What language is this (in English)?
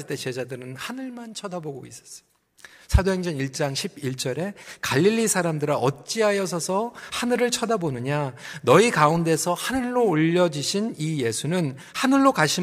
Korean